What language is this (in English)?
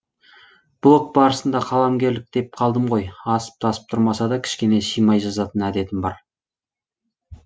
Kazakh